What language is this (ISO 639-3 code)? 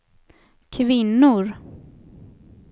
swe